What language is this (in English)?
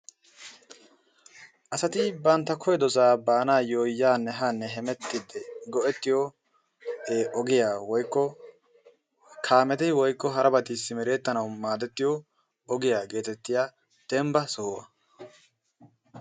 Wolaytta